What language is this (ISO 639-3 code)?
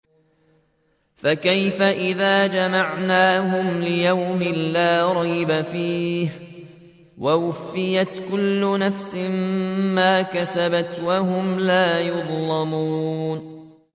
ara